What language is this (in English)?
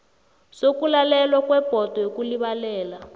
South Ndebele